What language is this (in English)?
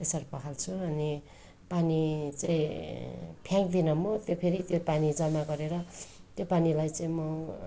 Nepali